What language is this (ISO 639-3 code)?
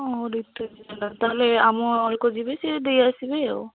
ori